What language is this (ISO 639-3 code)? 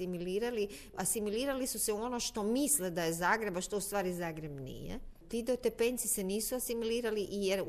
hrv